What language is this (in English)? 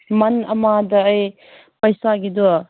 Manipuri